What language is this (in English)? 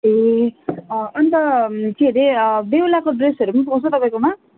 Nepali